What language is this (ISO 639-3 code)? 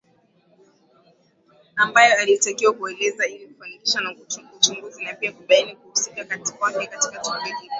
swa